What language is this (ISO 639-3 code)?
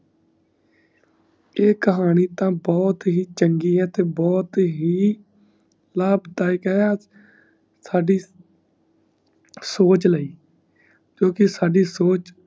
pan